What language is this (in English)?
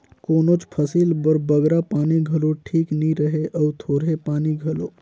Chhattisgarhi